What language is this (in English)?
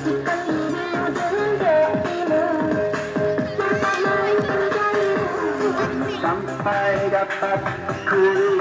Indonesian